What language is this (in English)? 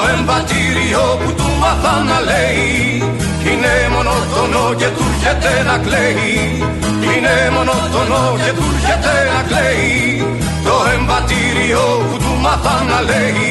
Greek